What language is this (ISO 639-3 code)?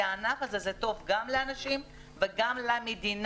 heb